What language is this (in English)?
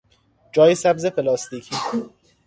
Persian